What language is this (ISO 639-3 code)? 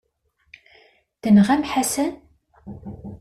kab